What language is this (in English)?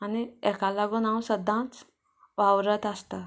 Konkani